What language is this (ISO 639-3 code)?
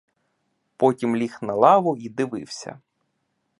ukr